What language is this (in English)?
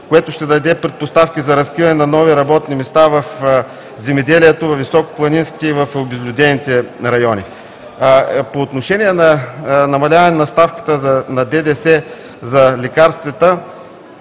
Bulgarian